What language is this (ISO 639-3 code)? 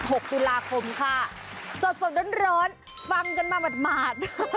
tha